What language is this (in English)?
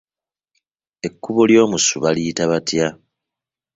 Ganda